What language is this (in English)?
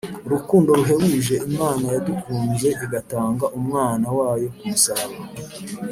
Kinyarwanda